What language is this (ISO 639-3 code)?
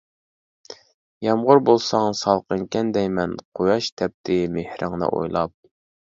uig